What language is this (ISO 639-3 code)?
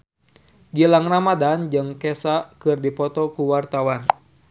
sun